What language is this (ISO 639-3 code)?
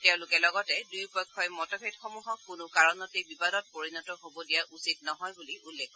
asm